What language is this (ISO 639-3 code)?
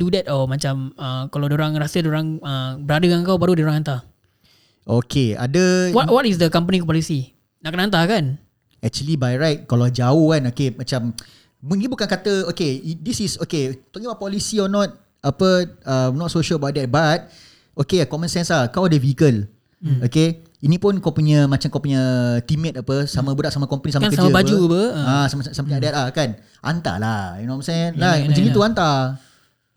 msa